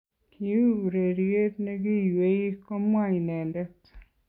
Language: Kalenjin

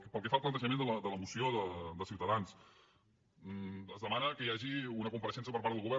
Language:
Catalan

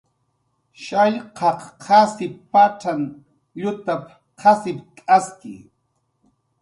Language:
Jaqaru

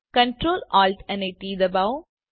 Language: Gujarati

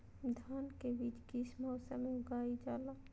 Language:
Magahi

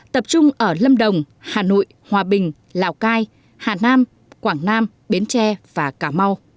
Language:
Vietnamese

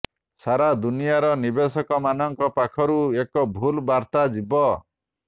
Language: Odia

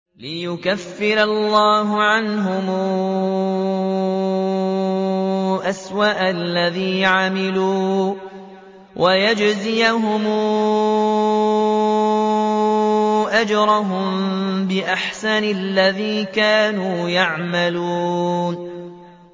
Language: Arabic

